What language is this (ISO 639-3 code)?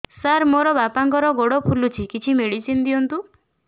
ori